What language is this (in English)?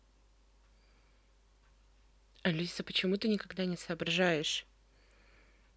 Russian